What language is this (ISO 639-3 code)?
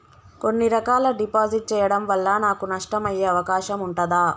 tel